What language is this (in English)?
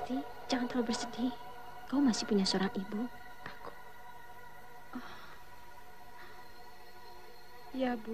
Indonesian